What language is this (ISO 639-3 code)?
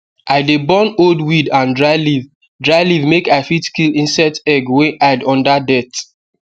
pcm